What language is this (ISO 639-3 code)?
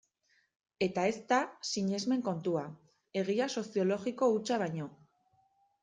eus